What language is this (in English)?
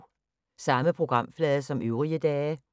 Danish